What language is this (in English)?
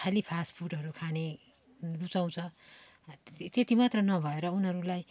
Nepali